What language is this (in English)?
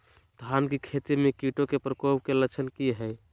Magahi